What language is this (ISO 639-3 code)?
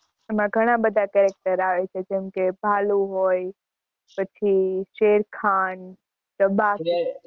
guj